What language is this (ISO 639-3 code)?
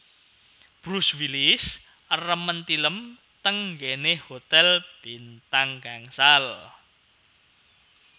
jav